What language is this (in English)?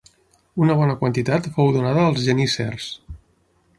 Catalan